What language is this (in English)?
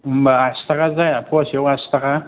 Bodo